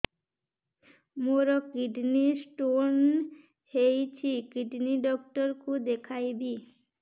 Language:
Odia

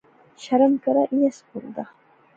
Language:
Pahari-Potwari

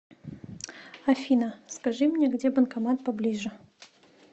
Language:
Russian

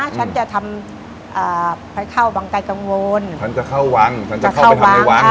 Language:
Thai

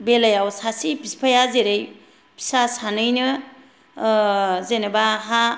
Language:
Bodo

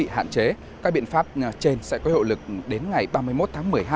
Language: Vietnamese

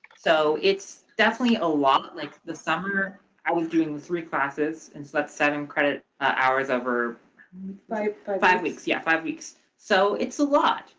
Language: English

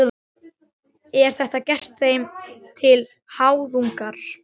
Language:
Icelandic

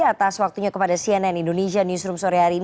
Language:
Indonesian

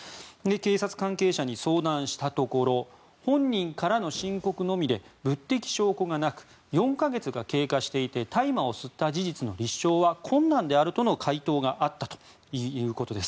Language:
Japanese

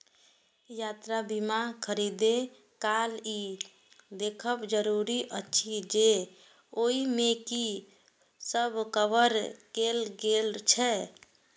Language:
Maithili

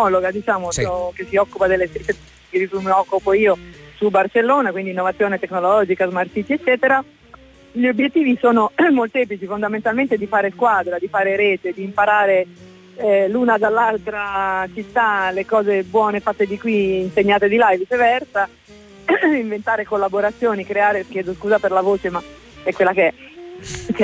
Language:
Italian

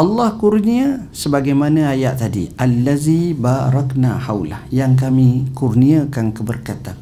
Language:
Malay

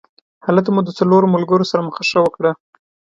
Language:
Pashto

